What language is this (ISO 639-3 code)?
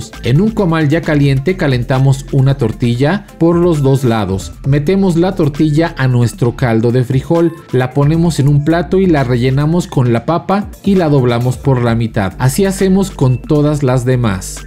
spa